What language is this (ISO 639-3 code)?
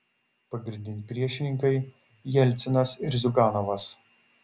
lit